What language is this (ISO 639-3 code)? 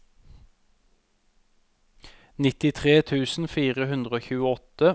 nor